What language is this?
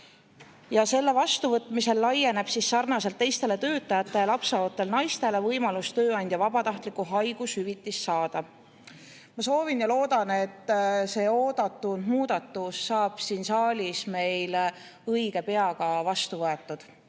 Estonian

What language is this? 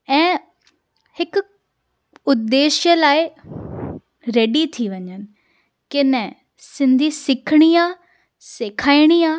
Sindhi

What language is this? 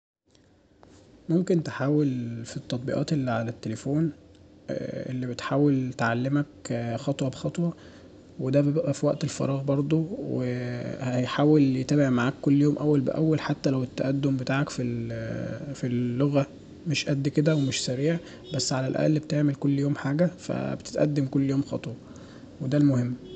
Egyptian Arabic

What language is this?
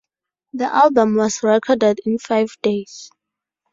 English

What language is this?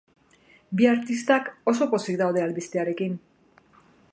Basque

